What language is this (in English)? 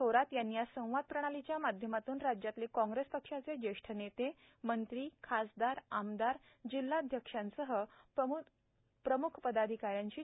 Marathi